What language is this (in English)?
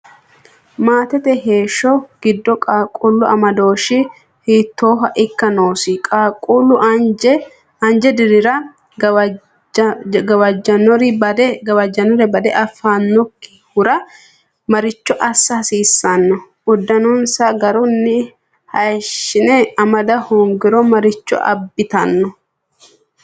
Sidamo